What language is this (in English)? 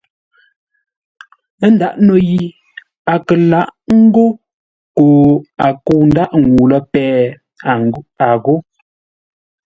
Ngombale